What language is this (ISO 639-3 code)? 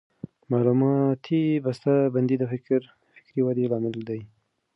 pus